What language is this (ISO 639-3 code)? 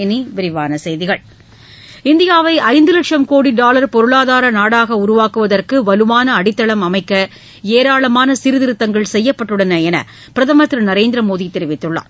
tam